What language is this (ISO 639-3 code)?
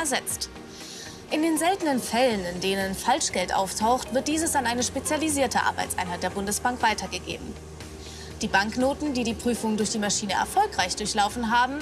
deu